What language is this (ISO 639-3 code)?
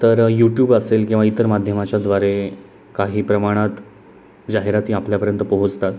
mar